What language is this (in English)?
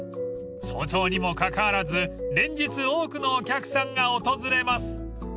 Japanese